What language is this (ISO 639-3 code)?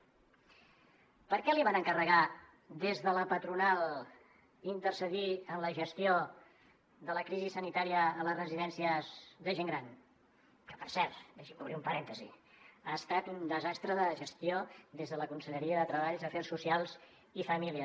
cat